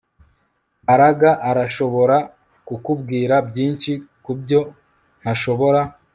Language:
Kinyarwanda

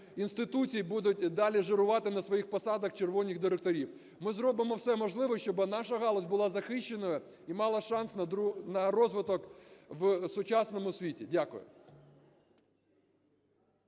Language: Ukrainian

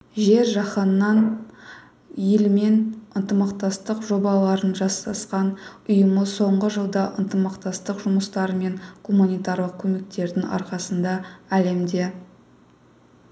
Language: Kazakh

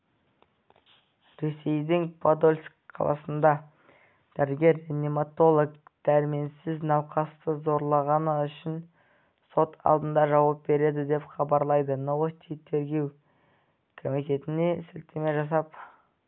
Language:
Kazakh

